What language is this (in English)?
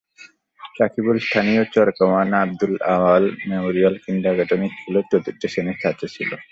Bangla